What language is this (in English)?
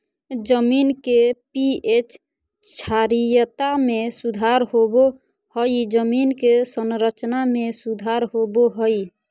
Magahi